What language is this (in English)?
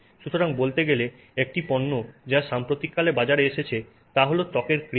Bangla